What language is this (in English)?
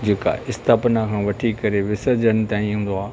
Sindhi